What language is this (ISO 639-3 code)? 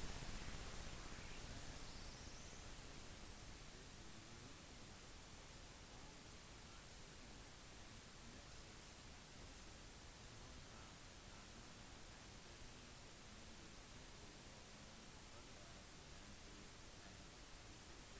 nob